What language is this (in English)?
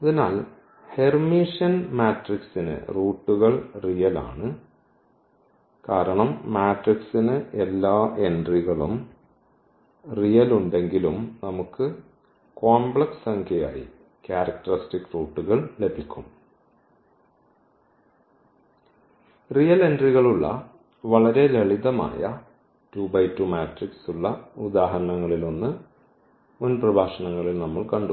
Malayalam